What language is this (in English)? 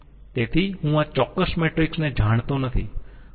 Gujarati